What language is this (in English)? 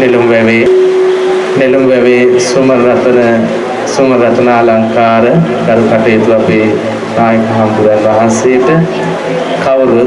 Sinhala